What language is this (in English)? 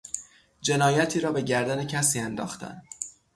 Persian